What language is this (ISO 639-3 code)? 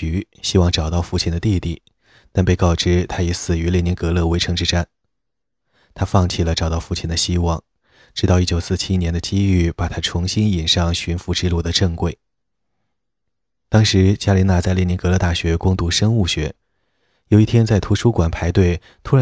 zho